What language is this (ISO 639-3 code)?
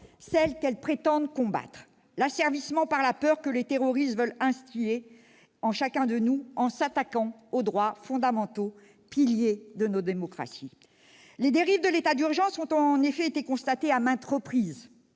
fra